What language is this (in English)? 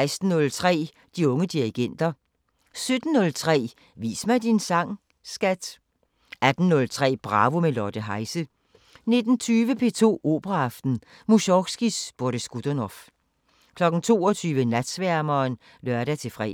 Danish